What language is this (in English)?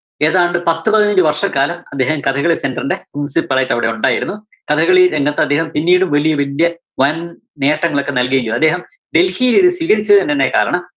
Malayalam